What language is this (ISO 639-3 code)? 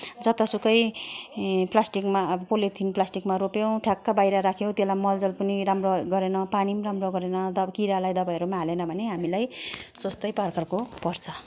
nep